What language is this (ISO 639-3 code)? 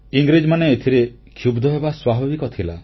ori